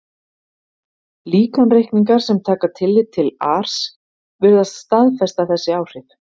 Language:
Icelandic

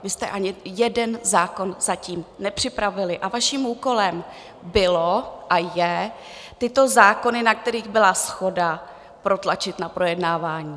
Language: Czech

